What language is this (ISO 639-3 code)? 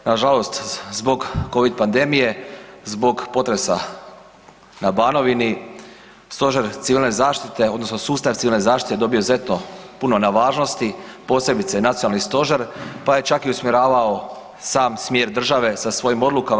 hrv